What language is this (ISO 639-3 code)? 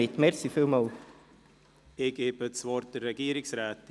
gsw